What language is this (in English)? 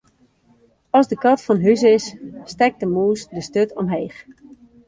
Western Frisian